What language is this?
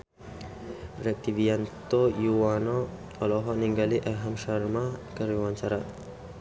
Sundanese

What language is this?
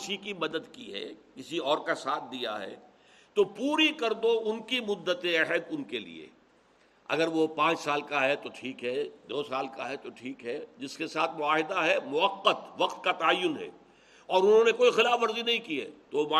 Urdu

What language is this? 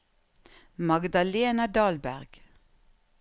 Norwegian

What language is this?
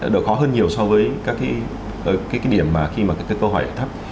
Vietnamese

